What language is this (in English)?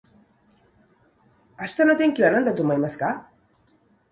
Japanese